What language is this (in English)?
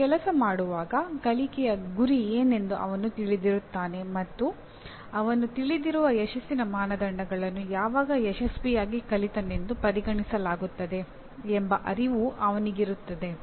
Kannada